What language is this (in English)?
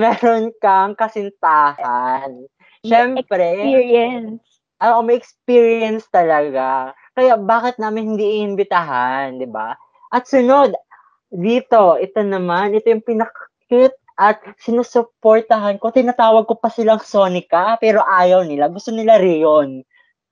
Filipino